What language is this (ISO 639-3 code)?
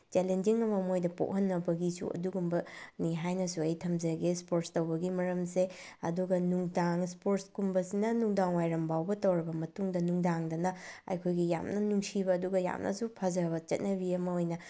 mni